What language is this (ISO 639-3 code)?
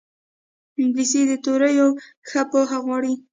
pus